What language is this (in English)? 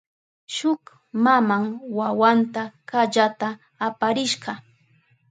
Southern Pastaza Quechua